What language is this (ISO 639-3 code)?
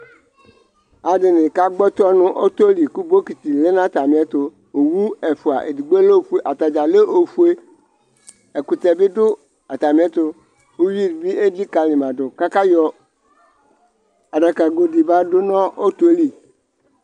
kpo